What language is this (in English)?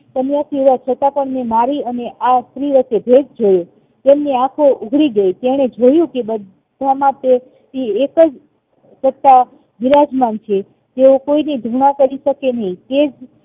Gujarati